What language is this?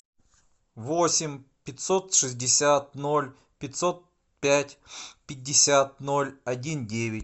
Russian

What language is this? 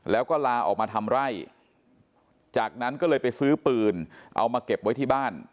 Thai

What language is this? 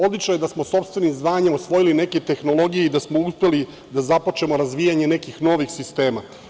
Serbian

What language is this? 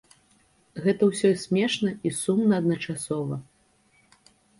Belarusian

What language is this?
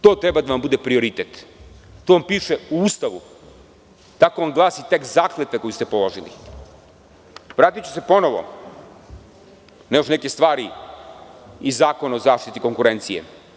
Serbian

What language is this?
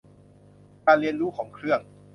Thai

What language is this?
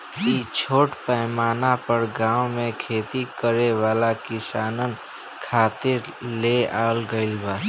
Bhojpuri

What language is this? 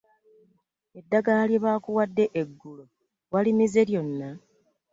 Ganda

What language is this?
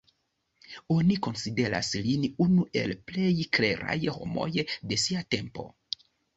Esperanto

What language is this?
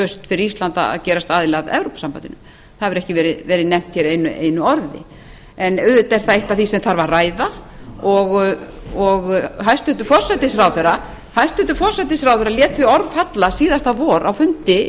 Icelandic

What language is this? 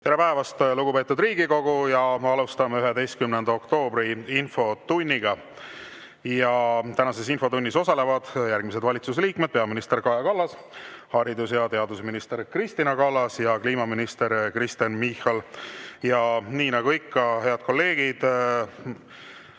Estonian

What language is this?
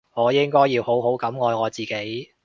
Cantonese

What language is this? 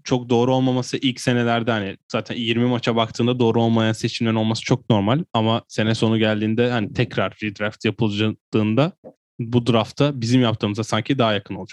Turkish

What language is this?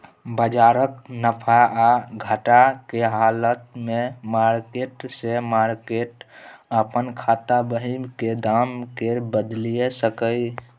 Maithili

